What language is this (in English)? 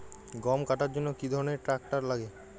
Bangla